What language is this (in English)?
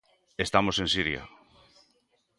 Galician